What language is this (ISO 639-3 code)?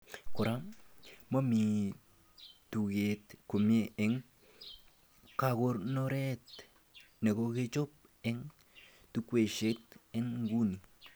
kln